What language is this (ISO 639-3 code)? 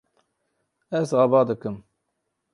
kur